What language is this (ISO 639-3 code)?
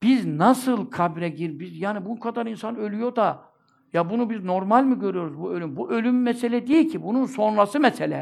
tur